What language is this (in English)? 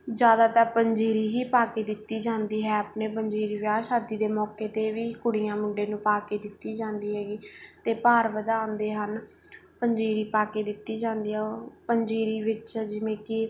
Punjabi